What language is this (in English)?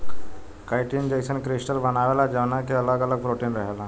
Bhojpuri